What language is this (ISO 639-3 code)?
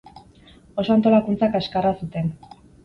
eus